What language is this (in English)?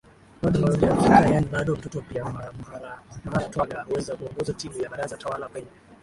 Swahili